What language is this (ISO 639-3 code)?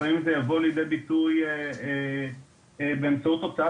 heb